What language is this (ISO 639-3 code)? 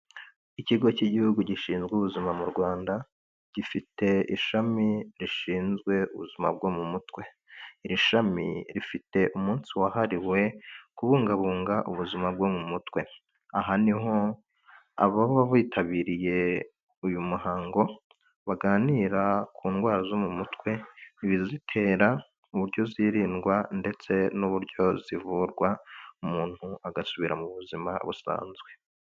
kin